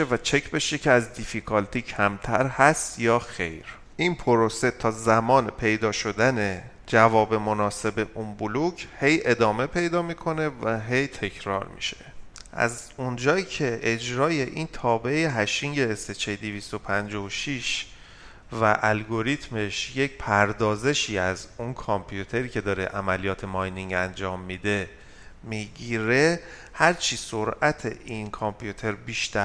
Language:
Persian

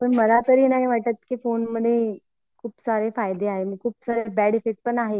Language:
Marathi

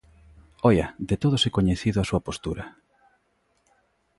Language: Galician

